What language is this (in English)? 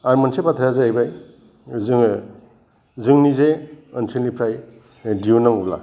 Bodo